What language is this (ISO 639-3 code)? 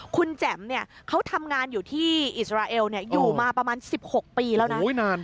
tha